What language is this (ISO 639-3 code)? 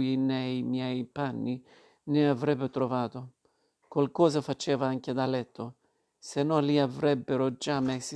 ita